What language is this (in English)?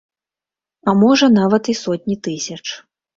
Belarusian